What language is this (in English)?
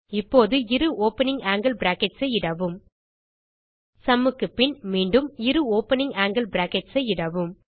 Tamil